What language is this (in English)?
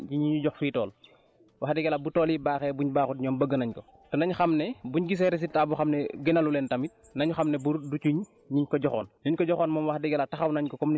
Wolof